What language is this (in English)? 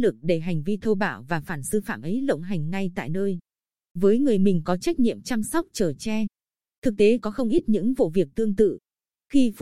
Vietnamese